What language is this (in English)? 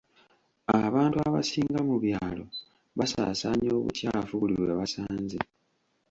Ganda